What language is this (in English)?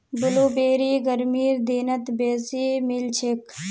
Magahi